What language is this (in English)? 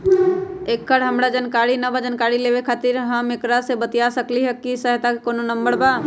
Magahi